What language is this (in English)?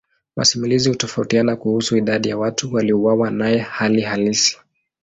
Swahili